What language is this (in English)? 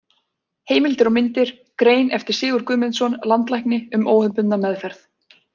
Icelandic